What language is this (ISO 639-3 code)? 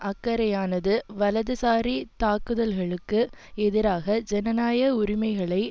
tam